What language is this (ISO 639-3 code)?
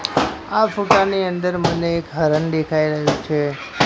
guj